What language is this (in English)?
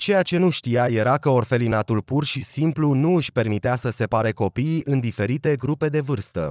Romanian